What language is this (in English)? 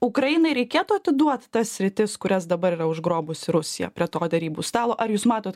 Lithuanian